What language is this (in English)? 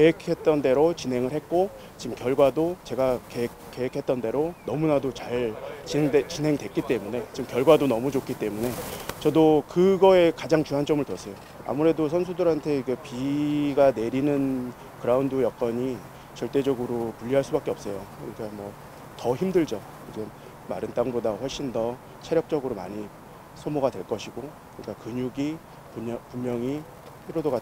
Korean